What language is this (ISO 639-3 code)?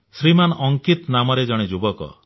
ori